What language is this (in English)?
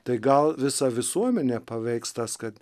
Lithuanian